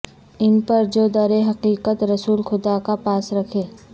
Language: Urdu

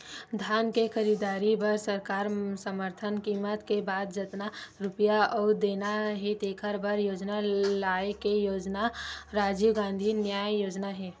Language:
Chhattisgarhi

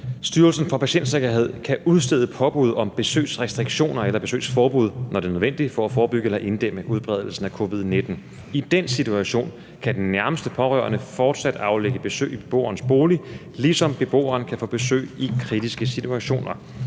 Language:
Danish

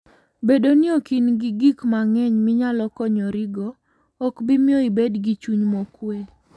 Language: Luo (Kenya and Tanzania)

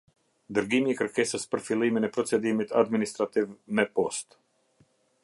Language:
Albanian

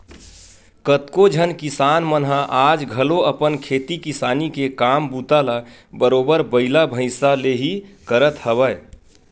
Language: Chhattisgarhi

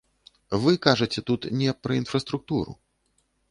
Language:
Belarusian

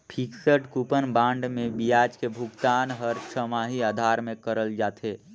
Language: Chhattisgarhi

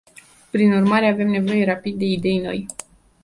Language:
Romanian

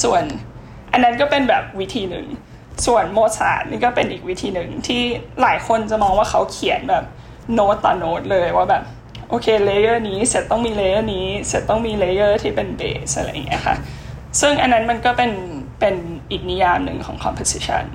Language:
Thai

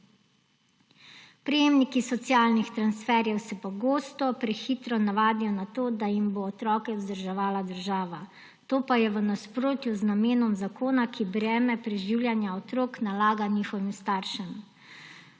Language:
Slovenian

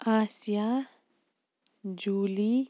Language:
Kashmiri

